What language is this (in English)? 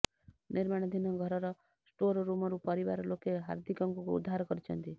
Odia